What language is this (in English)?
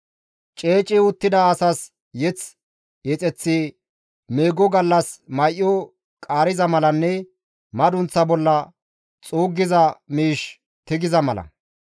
Gamo